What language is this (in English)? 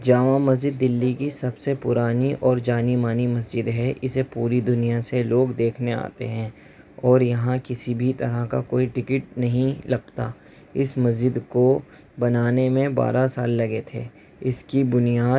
Urdu